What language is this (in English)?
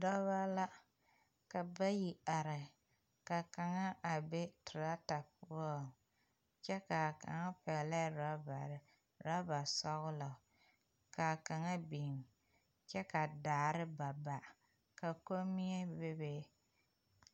Southern Dagaare